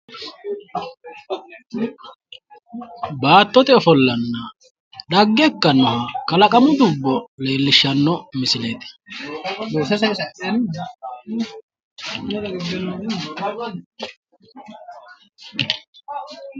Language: Sidamo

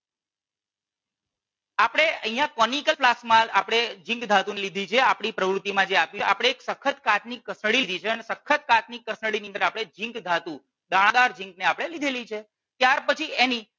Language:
Gujarati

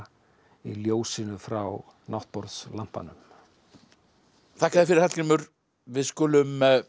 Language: Icelandic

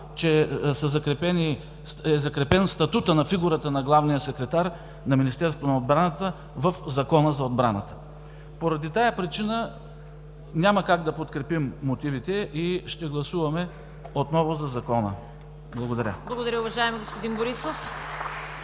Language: Bulgarian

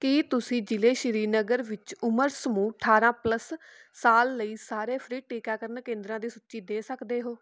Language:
Punjabi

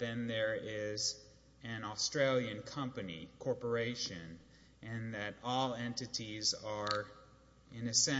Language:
English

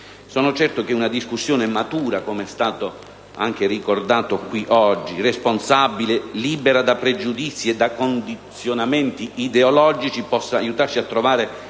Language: Italian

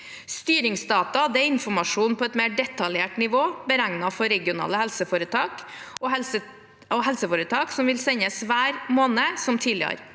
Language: Norwegian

